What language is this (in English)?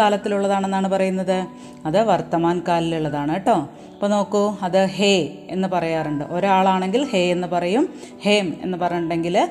Malayalam